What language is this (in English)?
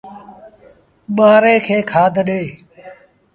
Sindhi Bhil